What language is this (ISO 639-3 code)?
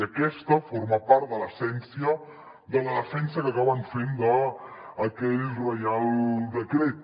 cat